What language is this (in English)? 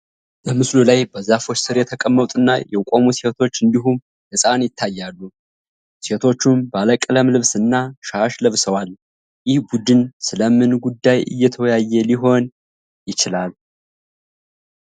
Amharic